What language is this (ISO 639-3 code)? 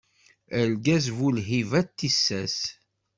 kab